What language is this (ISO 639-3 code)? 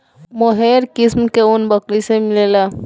bho